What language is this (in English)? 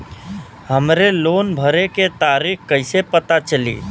Bhojpuri